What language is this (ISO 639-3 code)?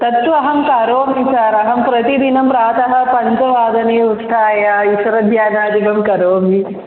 san